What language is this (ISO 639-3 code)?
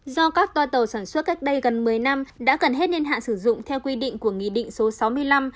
vie